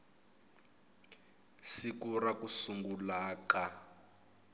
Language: Tsonga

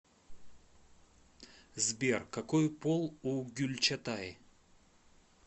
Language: Russian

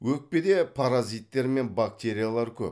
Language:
Kazakh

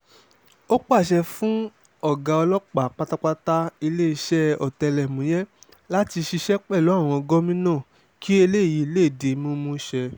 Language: Yoruba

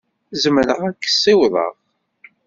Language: Kabyle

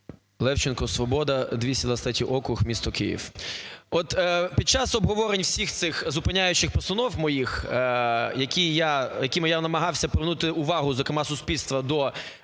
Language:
Ukrainian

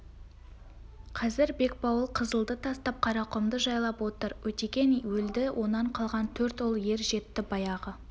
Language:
Kazakh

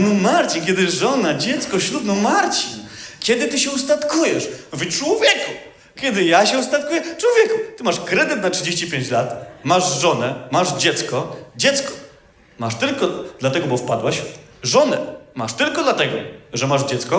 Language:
Polish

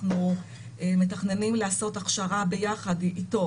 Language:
Hebrew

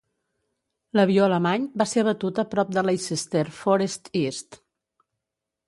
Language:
Catalan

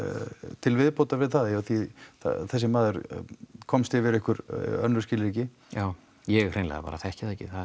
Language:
Icelandic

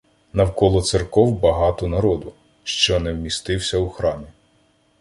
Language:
Ukrainian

